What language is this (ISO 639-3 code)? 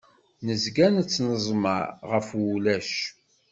kab